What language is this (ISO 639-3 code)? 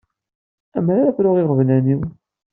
kab